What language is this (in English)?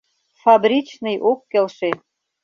Mari